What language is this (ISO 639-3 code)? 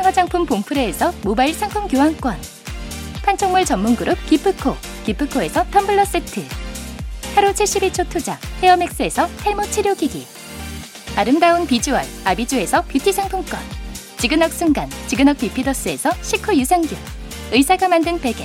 kor